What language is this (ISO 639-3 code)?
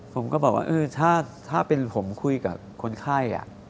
tha